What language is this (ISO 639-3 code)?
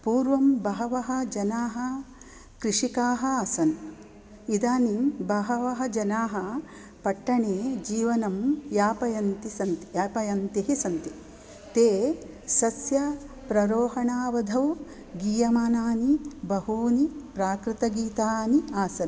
san